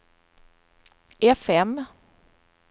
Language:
Swedish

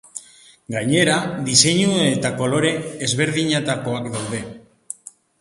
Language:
Basque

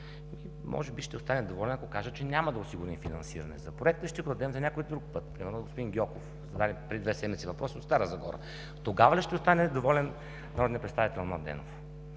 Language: Bulgarian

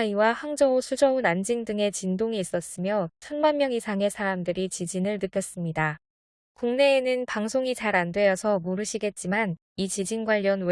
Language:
Korean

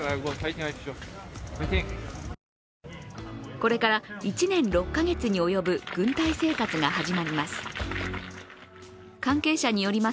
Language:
Japanese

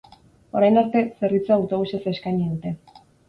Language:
Basque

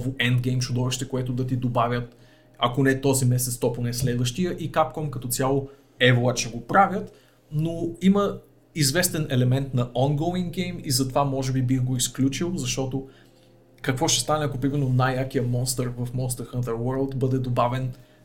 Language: Bulgarian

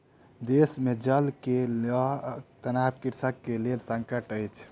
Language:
Maithili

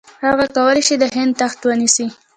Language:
Pashto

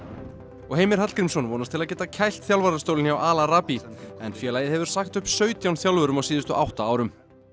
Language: Icelandic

